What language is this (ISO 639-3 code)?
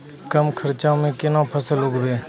mai